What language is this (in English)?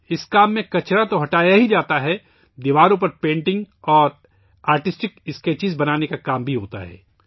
Urdu